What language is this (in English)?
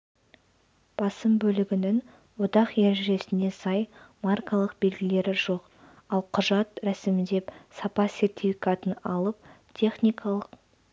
Kazakh